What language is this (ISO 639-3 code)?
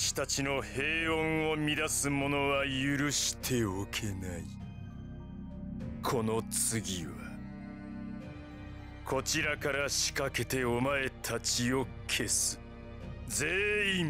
jpn